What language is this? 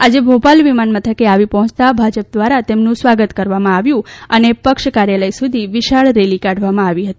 Gujarati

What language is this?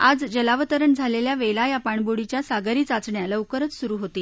Marathi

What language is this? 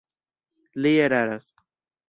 Esperanto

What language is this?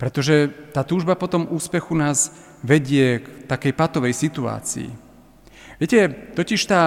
Slovak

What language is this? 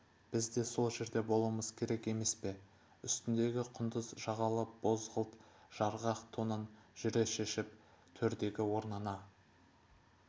Kazakh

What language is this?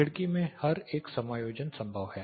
Hindi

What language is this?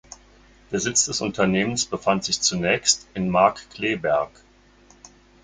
German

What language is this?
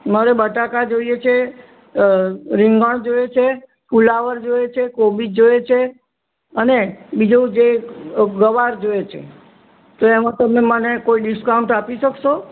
Gujarati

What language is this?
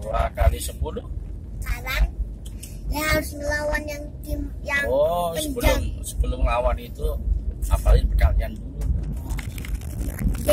Indonesian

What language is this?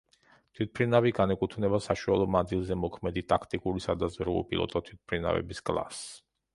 Georgian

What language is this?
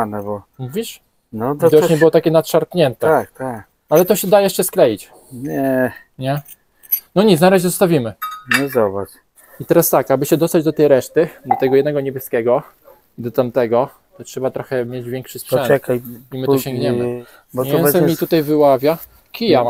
Polish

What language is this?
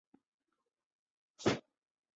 Chinese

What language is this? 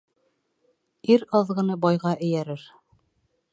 Bashkir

